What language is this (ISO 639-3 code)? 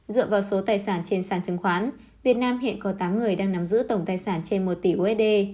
vie